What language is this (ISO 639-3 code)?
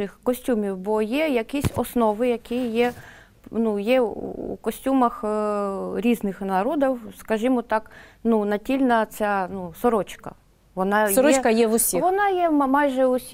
ukr